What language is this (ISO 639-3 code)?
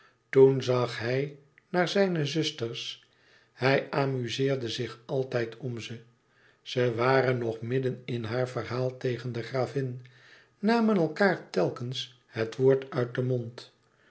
nld